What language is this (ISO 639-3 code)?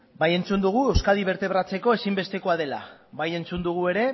eus